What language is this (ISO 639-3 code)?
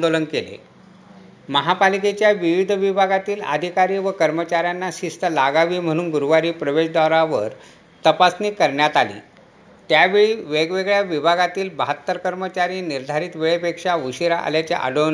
mar